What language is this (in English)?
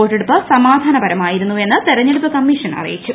Malayalam